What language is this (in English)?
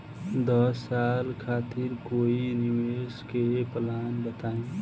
Bhojpuri